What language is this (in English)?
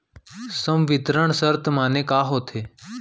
Chhattisgarhi